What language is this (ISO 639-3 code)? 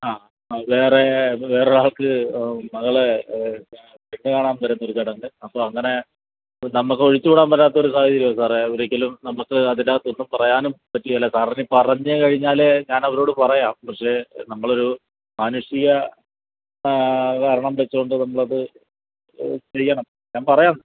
mal